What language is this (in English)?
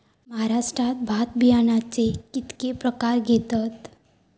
Marathi